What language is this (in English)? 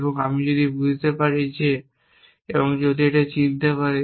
Bangla